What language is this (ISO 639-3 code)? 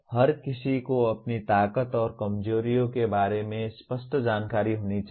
hin